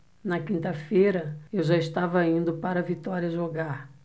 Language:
Portuguese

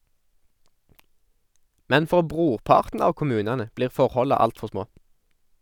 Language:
Norwegian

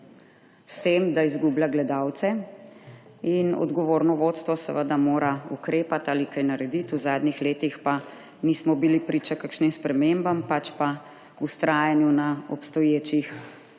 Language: Slovenian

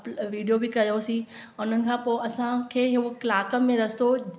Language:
Sindhi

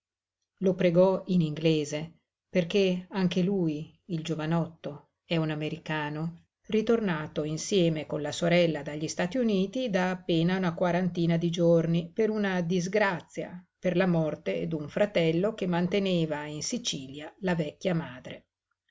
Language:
Italian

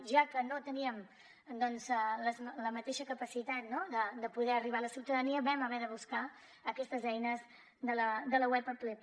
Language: Catalan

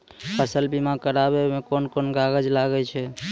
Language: Maithili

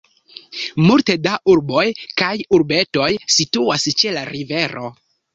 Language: Esperanto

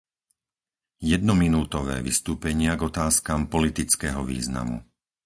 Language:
Slovak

